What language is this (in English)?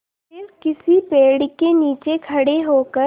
Hindi